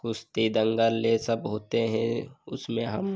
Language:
Hindi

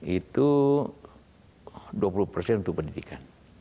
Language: Indonesian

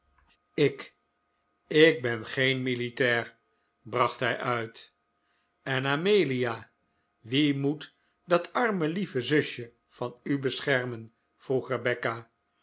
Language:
Dutch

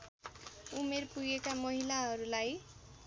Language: Nepali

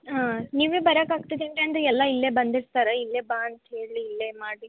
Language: Kannada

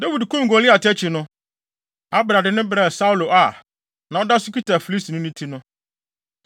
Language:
Akan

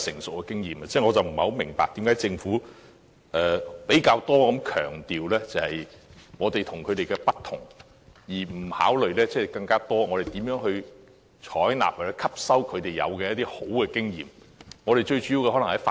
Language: Cantonese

